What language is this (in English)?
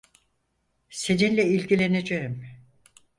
Turkish